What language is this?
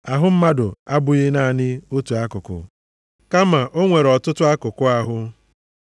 Igbo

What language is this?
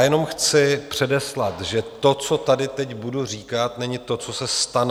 Czech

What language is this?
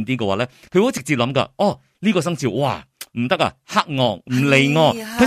Chinese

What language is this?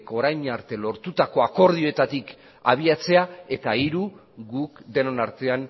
Basque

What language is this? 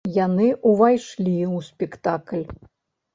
Belarusian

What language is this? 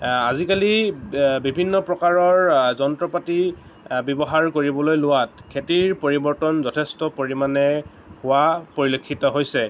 Assamese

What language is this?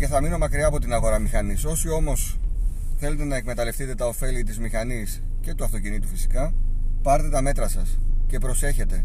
Greek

